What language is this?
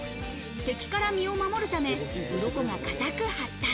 Japanese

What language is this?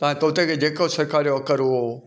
Sindhi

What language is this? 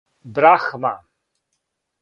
Serbian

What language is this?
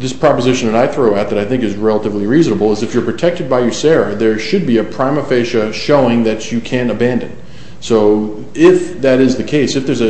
English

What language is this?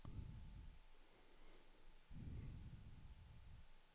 Swedish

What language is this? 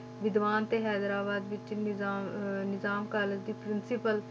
Punjabi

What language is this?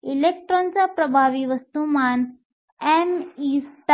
Marathi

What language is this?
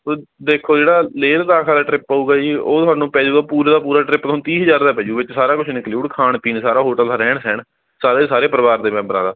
Punjabi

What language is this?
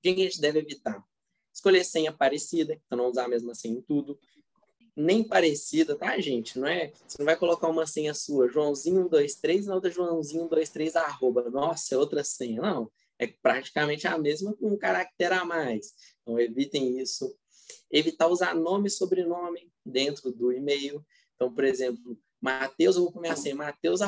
Portuguese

